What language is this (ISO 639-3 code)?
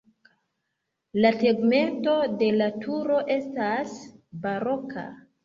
epo